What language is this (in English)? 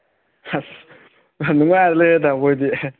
Manipuri